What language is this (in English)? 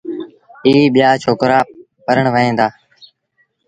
Sindhi Bhil